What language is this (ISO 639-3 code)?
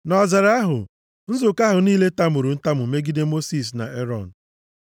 ibo